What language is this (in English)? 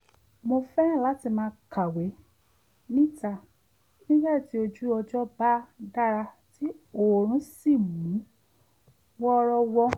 Yoruba